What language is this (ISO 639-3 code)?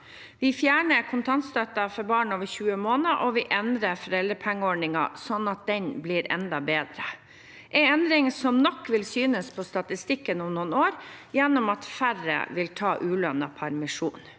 nor